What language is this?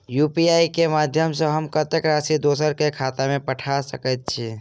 Maithili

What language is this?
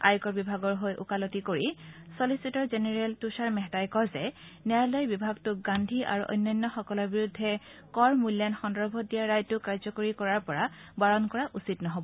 Assamese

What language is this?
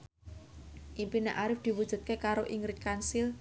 Javanese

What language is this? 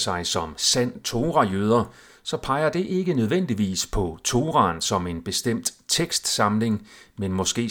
Danish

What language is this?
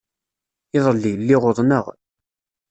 Kabyle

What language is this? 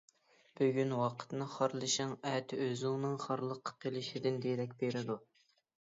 Uyghur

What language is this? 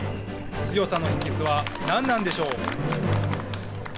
Japanese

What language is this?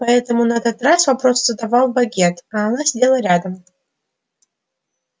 Russian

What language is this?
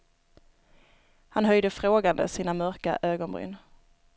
Swedish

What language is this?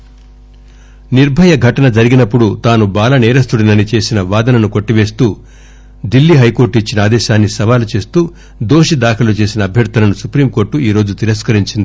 Telugu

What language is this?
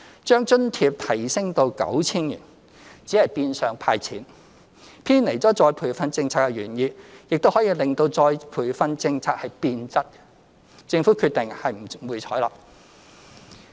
Cantonese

